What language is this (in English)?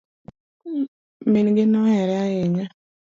Luo (Kenya and Tanzania)